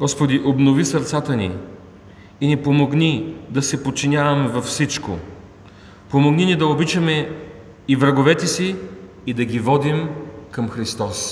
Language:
Bulgarian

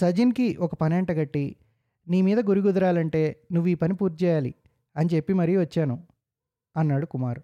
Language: Telugu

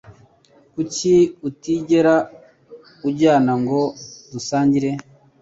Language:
Kinyarwanda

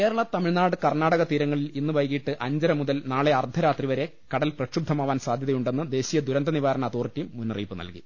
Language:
Malayalam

